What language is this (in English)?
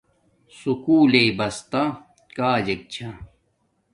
Domaaki